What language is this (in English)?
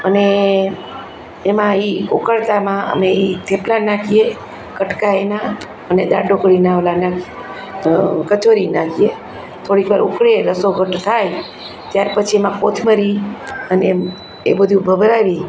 Gujarati